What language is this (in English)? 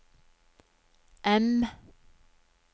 Norwegian